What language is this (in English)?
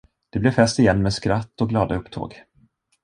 Swedish